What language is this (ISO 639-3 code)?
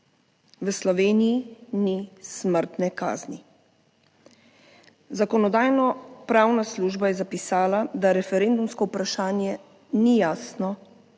slv